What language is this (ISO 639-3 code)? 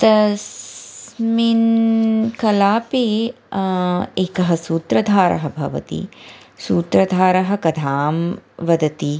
san